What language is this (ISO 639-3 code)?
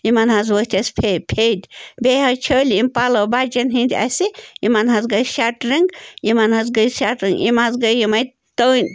kas